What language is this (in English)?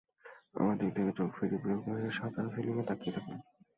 Bangla